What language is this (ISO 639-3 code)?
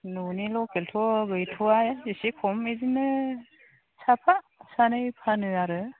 brx